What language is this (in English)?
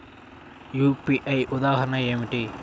Telugu